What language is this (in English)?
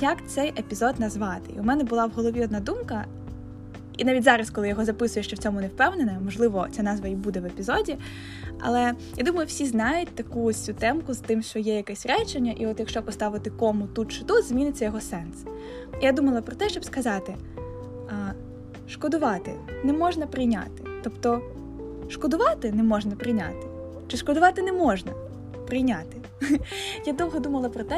Ukrainian